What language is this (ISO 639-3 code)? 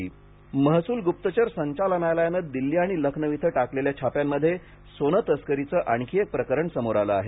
mar